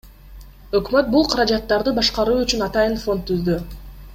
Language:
Kyrgyz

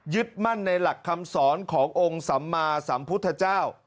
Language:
Thai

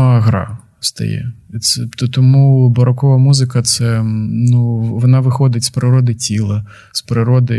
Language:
Ukrainian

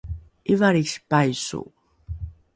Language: Rukai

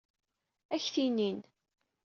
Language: Kabyle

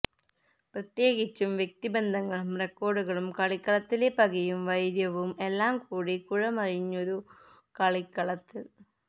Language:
Malayalam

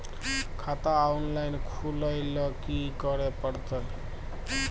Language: Maithili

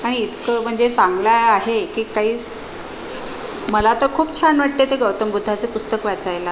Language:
Marathi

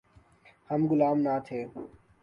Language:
Urdu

